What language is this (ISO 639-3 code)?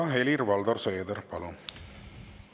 est